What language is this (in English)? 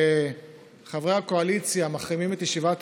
Hebrew